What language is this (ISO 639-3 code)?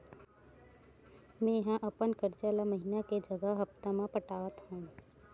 hne